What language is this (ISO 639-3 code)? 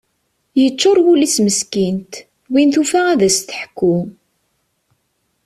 kab